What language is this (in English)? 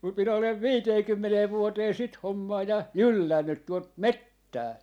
Finnish